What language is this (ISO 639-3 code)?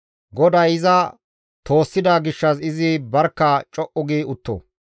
gmv